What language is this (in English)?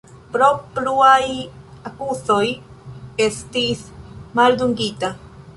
Esperanto